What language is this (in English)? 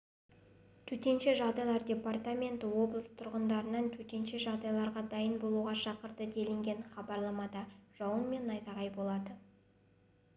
Kazakh